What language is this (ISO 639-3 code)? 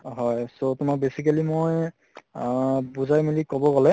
asm